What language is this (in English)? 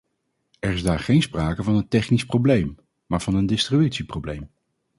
Dutch